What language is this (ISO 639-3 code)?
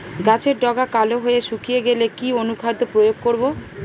ben